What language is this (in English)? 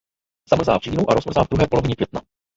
Czech